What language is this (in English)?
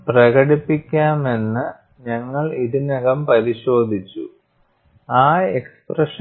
Malayalam